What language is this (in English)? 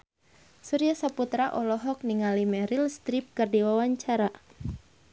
Sundanese